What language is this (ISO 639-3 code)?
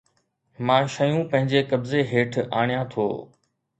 snd